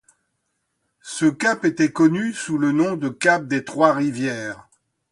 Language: French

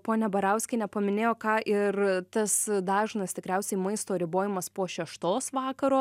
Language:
Lithuanian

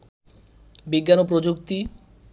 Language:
Bangla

